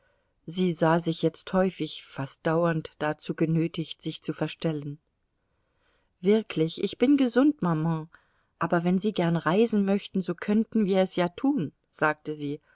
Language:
German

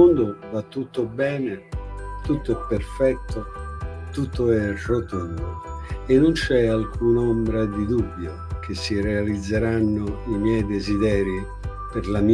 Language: Italian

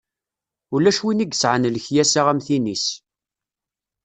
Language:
Kabyle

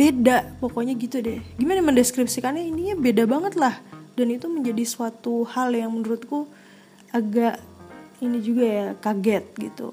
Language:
Indonesian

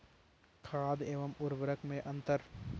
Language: Hindi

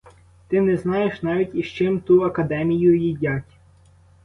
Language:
Ukrainian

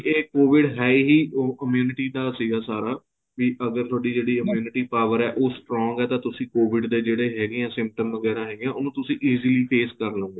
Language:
Punjabi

